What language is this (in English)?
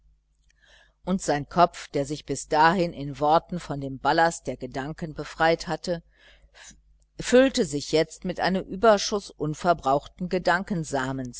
German